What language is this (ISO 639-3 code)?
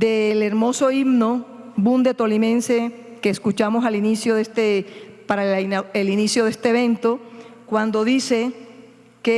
spa